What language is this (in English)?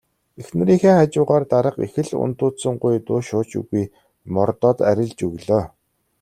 Mongolian